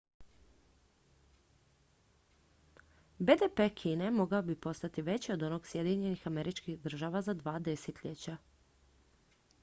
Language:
Croatian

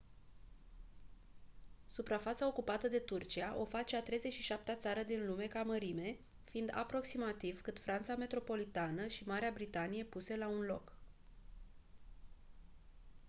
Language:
Romanian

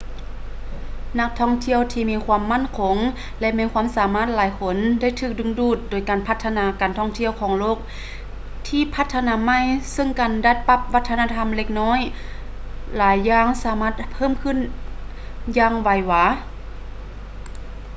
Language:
Lao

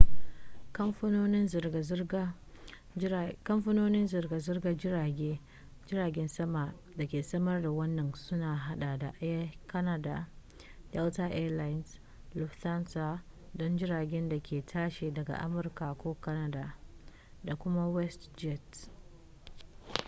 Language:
Hausa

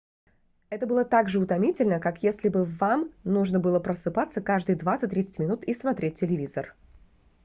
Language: Russian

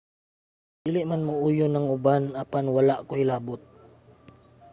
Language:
Cebuano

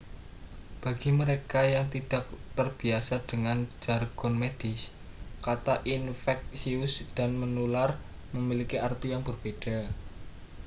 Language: Indonesian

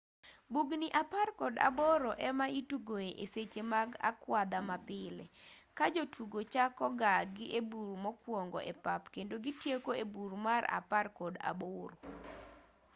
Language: Luo (Kenya and Tanzania)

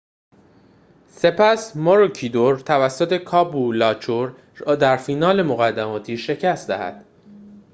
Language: Persian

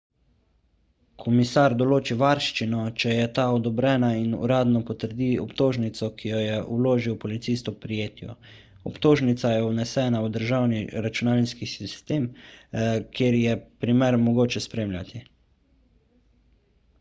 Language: Slovenian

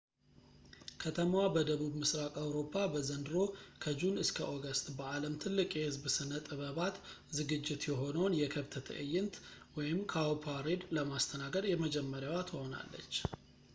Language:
Amharic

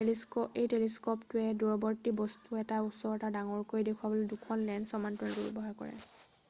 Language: Assamese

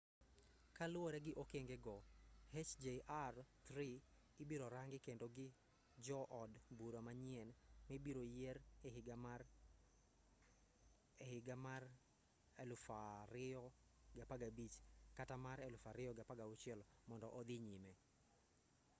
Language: Luo (Kenya and Tanzania)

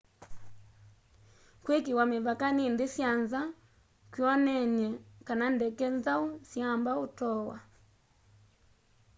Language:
Kamba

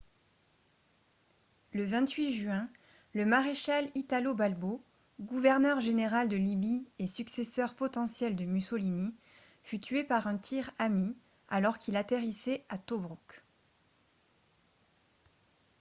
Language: French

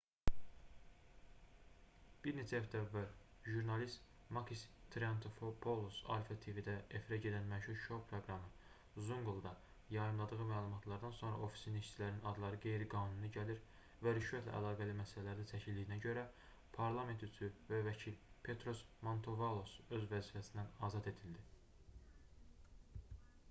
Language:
Azerbaijani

